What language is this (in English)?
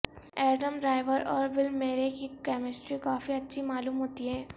Urdu